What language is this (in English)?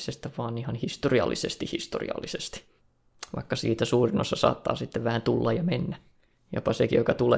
Finnish